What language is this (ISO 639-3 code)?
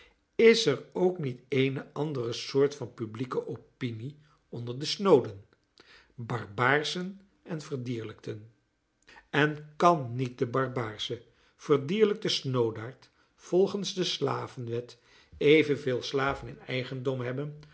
nld